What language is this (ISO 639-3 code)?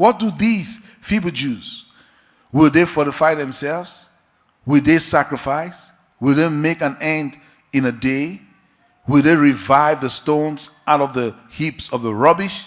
eng